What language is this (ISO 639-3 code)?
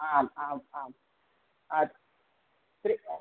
san